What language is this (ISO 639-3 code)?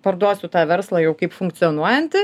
lit